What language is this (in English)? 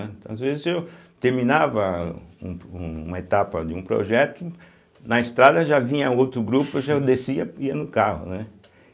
Portuguese